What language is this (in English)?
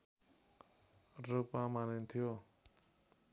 Nepali